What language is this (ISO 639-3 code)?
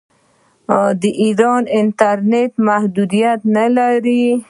pus